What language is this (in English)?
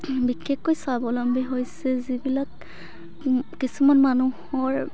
Assamese